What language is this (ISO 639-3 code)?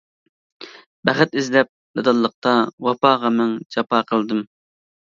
uig